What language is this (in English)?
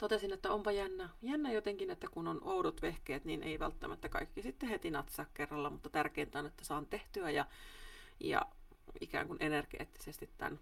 Finnish